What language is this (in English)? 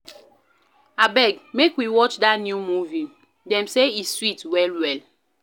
Nigerian Pidgin